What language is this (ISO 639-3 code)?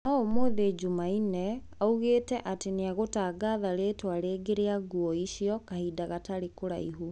kik